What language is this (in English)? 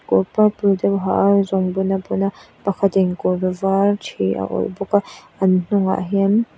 Mizo